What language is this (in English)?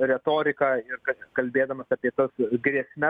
Lithuanian